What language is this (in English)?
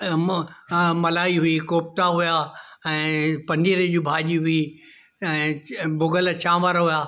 Sindhi